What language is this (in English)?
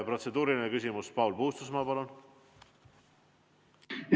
Estonian